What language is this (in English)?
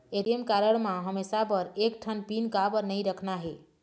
Chhattisgarhi